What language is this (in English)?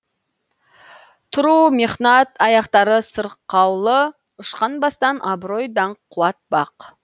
Kazakh